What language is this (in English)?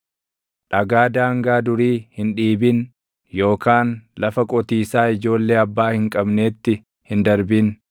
Oromo